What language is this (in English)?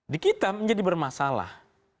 Indonesian